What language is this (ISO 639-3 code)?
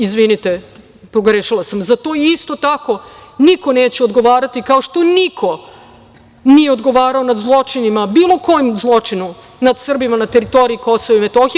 srp